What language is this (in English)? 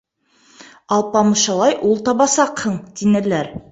Bashkir